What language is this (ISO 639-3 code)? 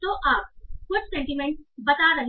hin